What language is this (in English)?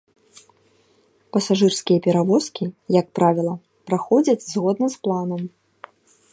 Belarusian